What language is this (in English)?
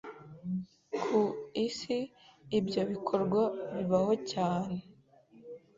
Kinyarwanda